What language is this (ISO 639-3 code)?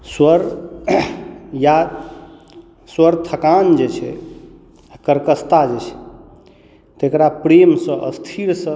mai